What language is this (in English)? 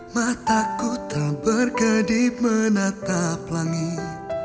Indonesian